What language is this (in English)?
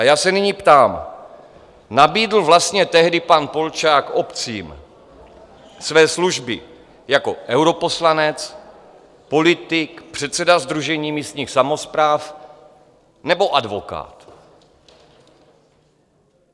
Czech